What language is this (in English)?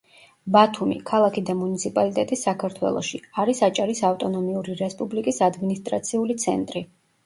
Georgian